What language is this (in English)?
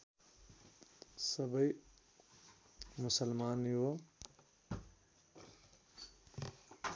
Nepali